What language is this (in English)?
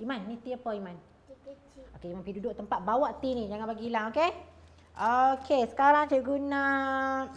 Malay